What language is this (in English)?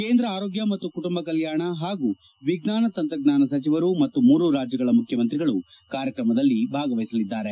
Kannada